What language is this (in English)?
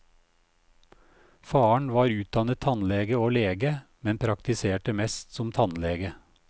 Norwegian